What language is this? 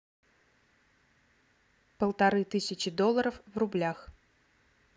Russian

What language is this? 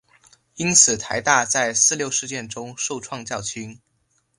Chinese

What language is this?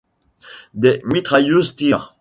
French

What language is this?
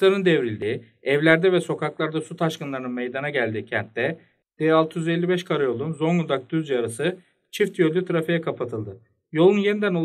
Turkish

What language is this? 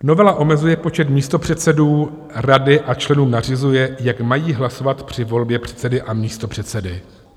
Czech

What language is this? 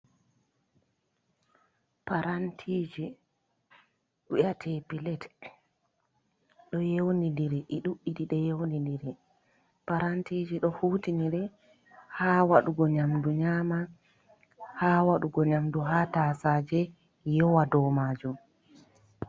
Fula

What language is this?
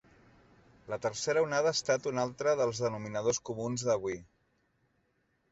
Catalan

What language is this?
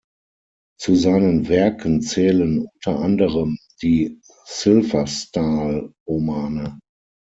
German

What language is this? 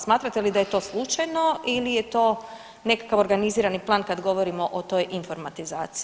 Croatian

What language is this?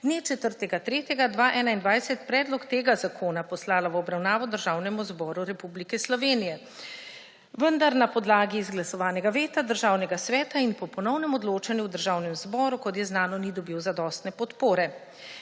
Slovenian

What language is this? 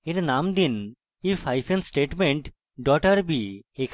Bangla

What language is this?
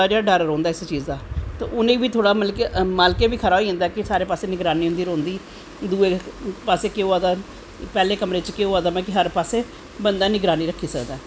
Dogri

